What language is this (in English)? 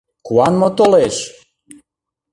Mari